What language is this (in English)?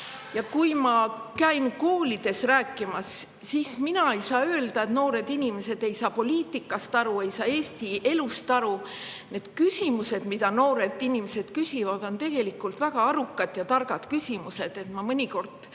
Estonian